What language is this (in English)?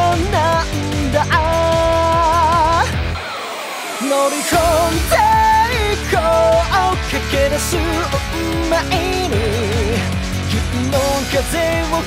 Japanese